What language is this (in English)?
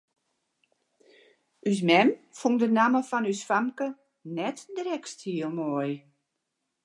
Western Frisian